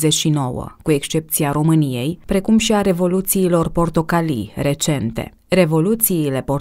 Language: Romanian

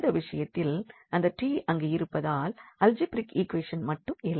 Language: Tamil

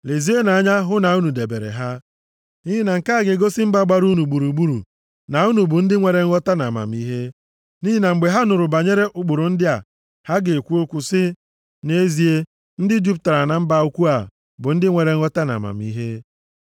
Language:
Igbo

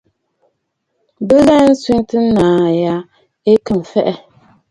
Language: Bafut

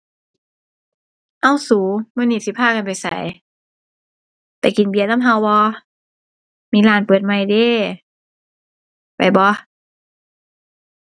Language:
Thai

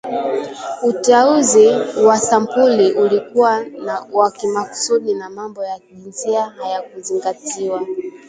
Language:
Swahili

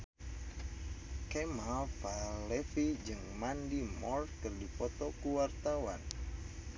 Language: Sundanese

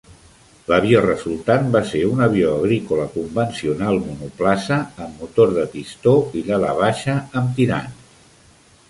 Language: Catalan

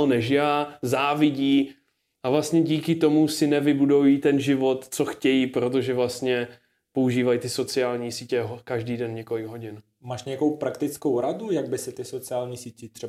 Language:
Czech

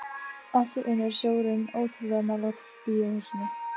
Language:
Icelandic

